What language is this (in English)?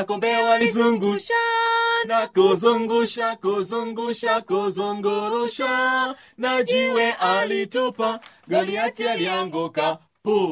Swahili